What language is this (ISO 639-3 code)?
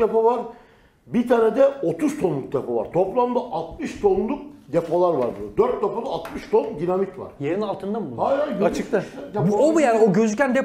tur